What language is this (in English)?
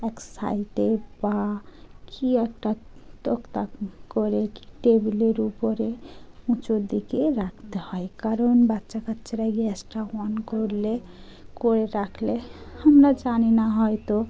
Bangla